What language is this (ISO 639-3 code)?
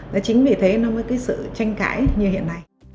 vie